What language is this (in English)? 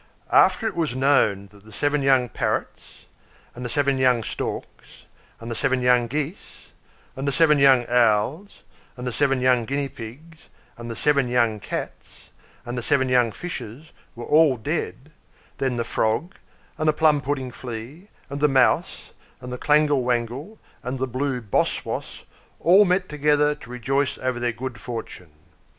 English